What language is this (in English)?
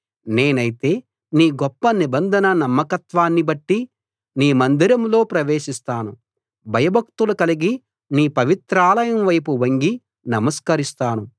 Telugu